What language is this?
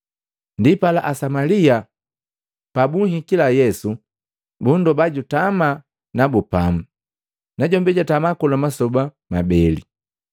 Matengo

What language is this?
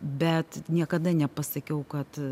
Lithuanian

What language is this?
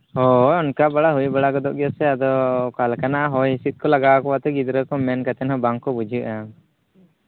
Santali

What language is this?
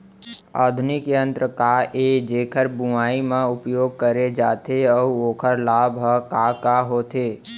Chhattisgarhi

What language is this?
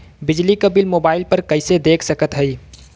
Bhojpuri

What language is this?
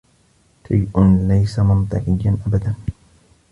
Arabic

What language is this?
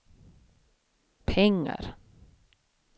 Swedish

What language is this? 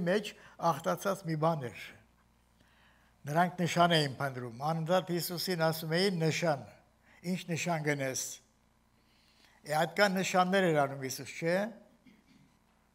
Turkish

